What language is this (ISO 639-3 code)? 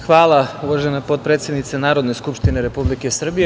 srp